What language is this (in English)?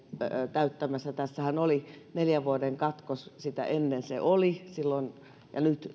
Finnish